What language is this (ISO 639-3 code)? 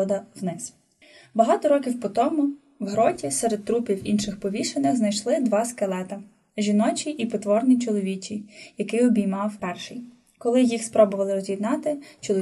ukr